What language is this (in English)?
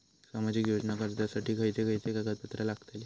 Marathi